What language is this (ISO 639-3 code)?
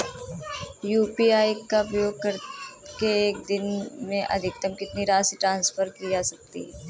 hin